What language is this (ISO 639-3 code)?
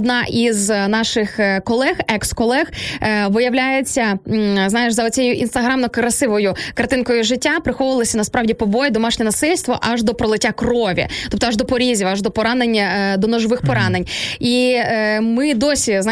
ukr